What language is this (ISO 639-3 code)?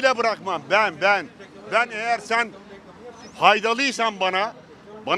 tur